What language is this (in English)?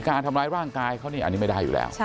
Thai